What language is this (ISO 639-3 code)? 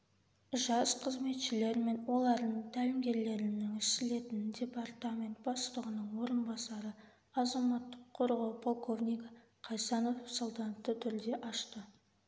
kaz